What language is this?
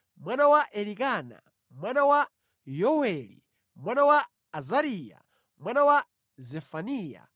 Nyanja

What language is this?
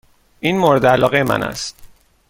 Persian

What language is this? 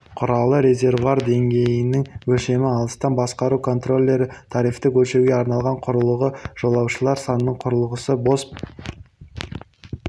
Kazakh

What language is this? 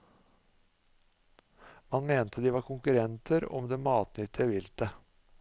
Norwegian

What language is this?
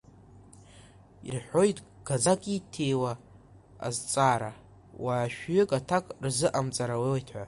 Abkhazian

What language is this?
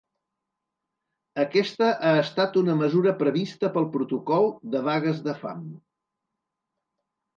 Catalan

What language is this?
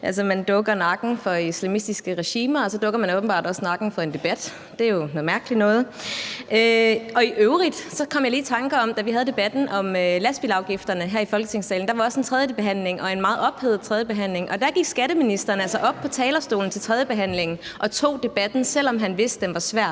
Danish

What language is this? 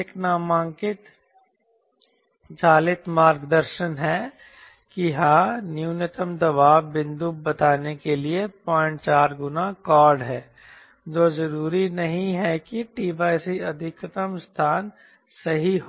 Hindi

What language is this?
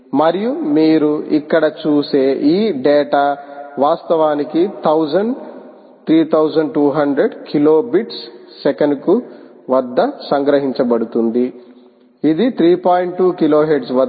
Telugu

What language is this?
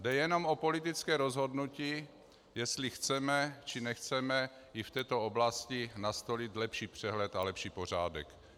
Czech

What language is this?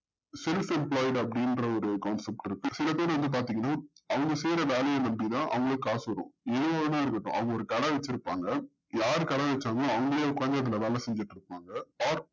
Tamil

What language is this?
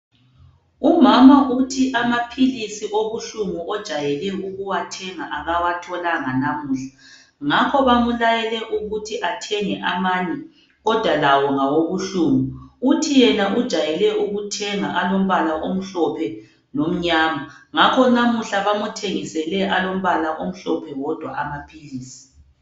North Ndebele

